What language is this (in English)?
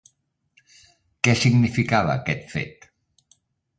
Catalan